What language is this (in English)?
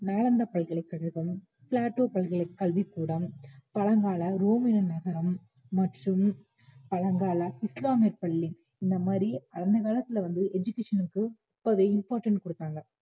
Tamil